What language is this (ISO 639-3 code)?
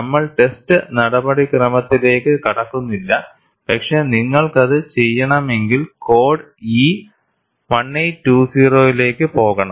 mal